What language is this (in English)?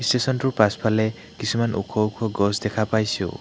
Assamese